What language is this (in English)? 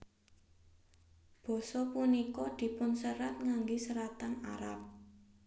Javanese